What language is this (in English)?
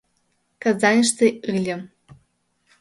Mari